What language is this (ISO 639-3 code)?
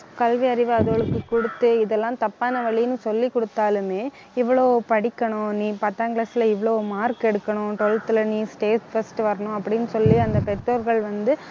tam